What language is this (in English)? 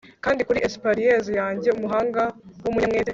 Kinyarwanda